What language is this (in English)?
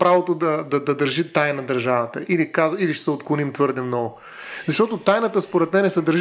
Bulgarian